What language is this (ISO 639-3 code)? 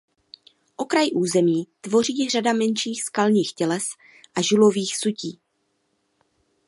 ces